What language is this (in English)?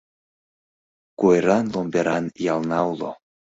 Mari